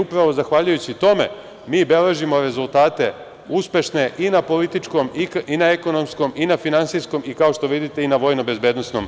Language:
Serbian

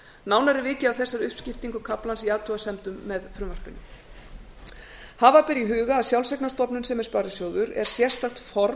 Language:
Icelandic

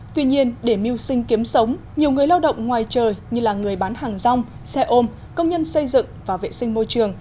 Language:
Vietnamese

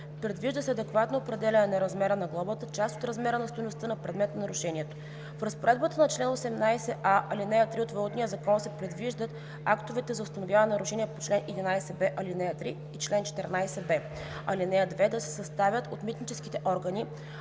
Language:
Bulgarian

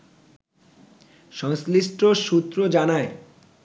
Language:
Bangla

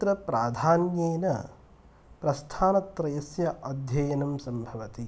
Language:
Sanskrit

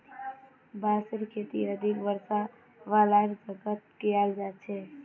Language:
Magahi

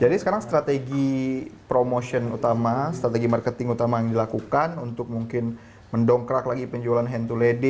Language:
Indonesian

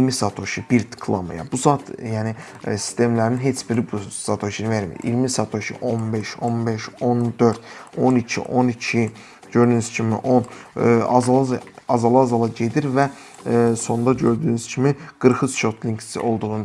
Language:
Turkish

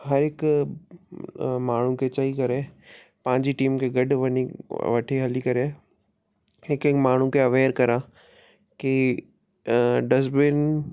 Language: Sindhi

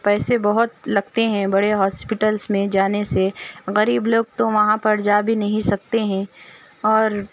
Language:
Urdu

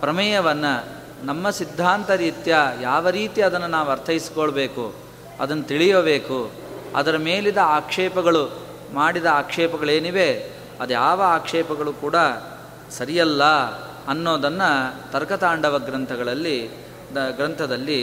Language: Kannada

